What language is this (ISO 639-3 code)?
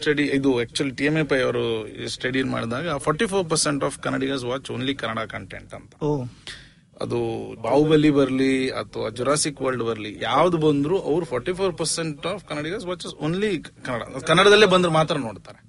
kan